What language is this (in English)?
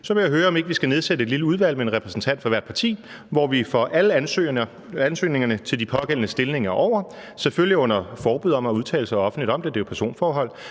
Danish